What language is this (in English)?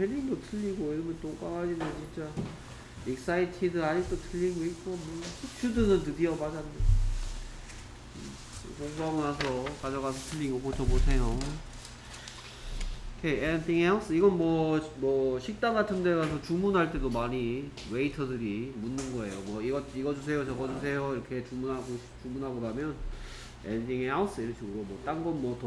Korean